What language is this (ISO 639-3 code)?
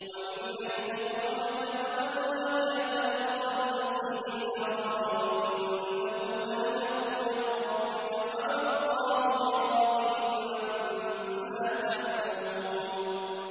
ara